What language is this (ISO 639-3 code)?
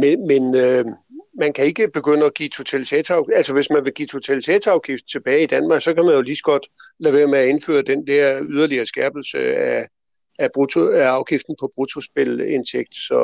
dan